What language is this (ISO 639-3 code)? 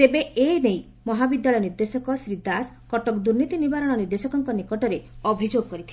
ori